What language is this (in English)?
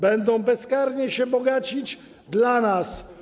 Polish